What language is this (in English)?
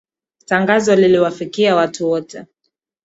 Swahili